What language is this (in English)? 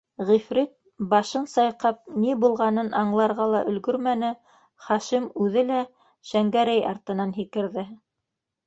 Bashkir